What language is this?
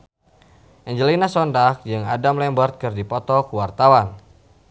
Sundanese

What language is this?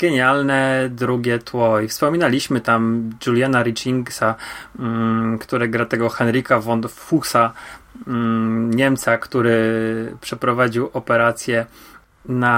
Polish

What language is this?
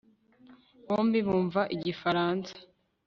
Kinyarwanda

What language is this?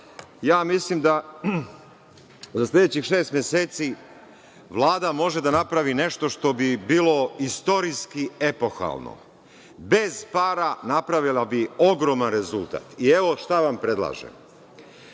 Serbian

